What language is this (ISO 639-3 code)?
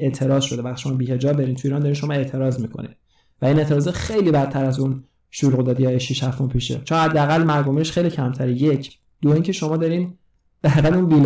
fas